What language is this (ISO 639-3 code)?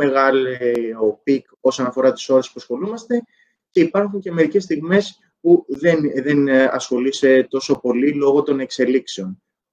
ell